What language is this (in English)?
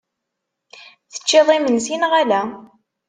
Kabyle